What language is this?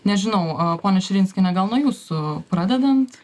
Lithuanian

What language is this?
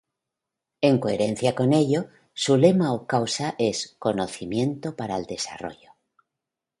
Spanish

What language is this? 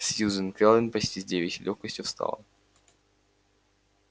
Russian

